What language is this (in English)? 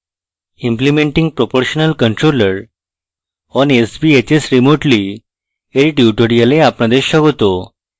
Bangla